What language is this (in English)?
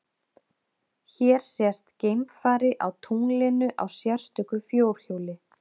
Icelandic